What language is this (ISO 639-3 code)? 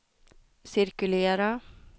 swe